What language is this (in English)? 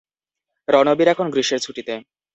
Bangla